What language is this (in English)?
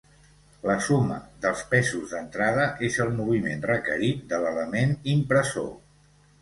Catalan